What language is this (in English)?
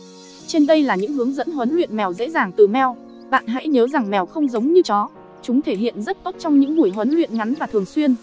Vietnamese